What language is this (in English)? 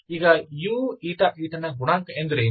Kannada